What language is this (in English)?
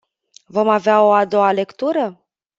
Romanian